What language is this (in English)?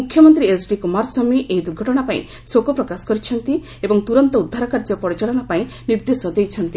Odia